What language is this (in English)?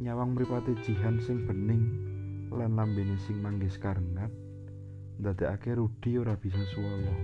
Indonesian